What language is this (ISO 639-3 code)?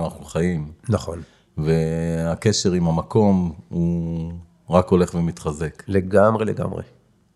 heb